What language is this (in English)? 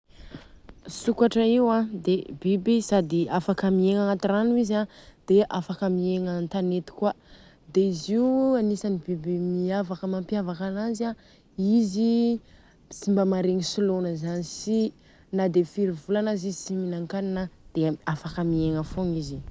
Southern Betsimisaraka Malagasy